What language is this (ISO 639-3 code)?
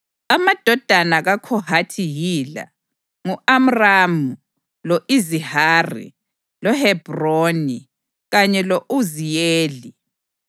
nde